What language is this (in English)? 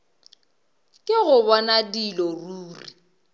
Northern Sotho